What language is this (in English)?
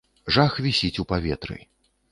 Belarusian